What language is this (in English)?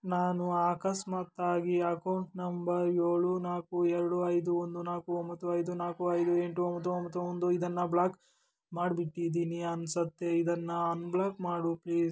Kannada